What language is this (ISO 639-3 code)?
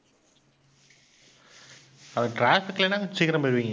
tam